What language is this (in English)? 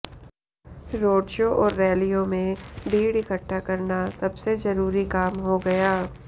Hindi